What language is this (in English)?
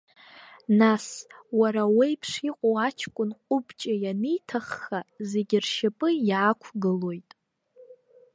Abkhazian